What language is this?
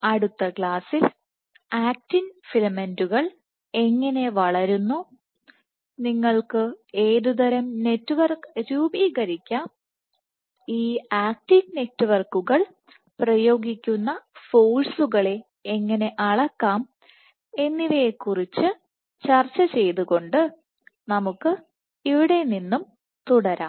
Malayalam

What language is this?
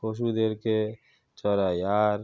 Bangla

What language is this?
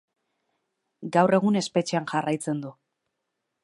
Basque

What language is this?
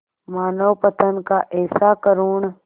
Hindi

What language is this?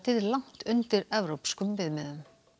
Icelandic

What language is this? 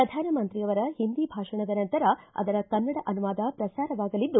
Kannada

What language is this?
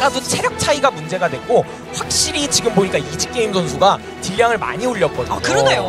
Korean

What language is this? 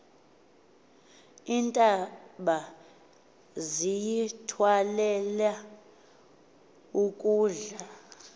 Xhosa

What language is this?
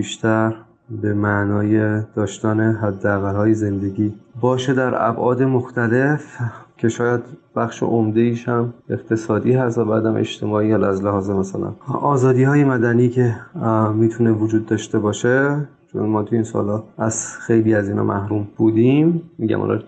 Persian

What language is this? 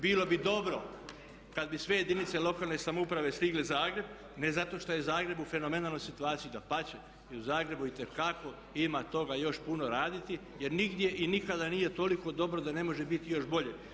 Croatian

